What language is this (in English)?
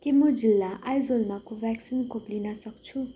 Nepali